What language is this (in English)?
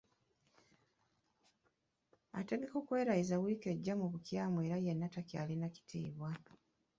Ganda